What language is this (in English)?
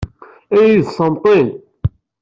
Kabyle